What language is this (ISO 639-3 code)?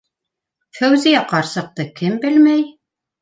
bak